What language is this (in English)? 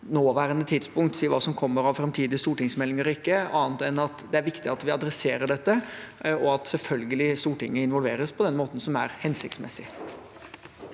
Norwegian